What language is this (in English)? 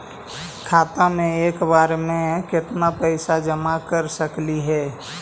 Magahi